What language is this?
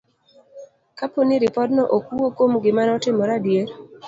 Luo (Kenya and Tanzania)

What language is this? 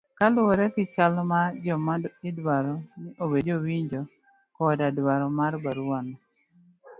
Luo (Kenya and Tanzania)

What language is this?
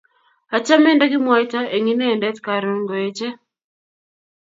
Kalenjin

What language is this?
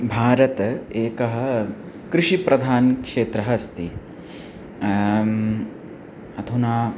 Sanskrit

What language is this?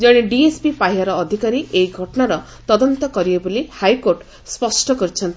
Odia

